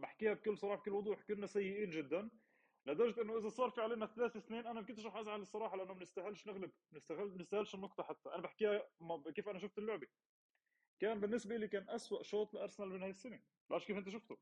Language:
Arabic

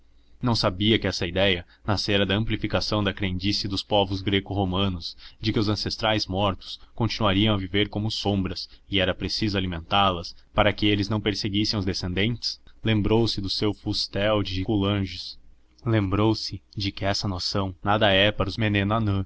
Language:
Portuguese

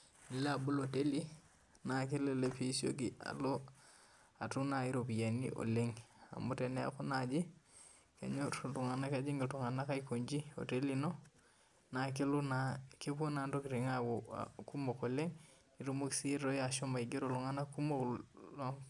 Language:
Masai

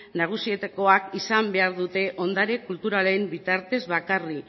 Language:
Basque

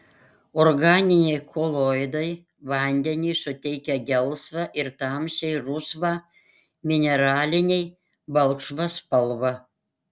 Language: Lithuanian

